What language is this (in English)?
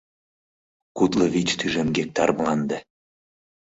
Mari